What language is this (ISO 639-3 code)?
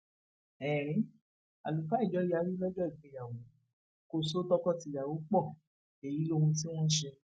yor